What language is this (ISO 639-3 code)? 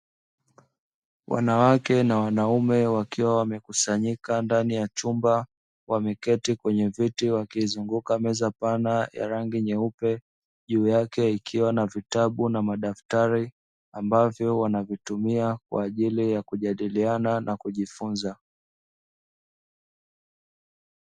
swa